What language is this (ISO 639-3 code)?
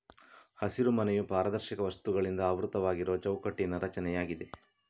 kan